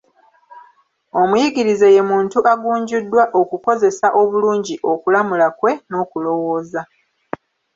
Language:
Ganda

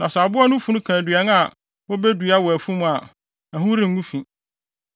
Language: Akan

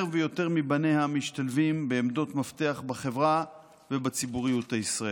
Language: Hebrew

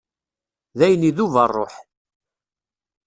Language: Kabyle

